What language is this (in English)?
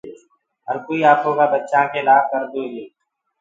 Gurgula